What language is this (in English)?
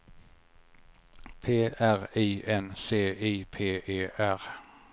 Swedish